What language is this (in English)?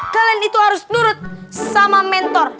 Indonesian